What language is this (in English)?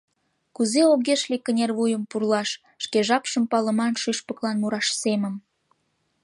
Mari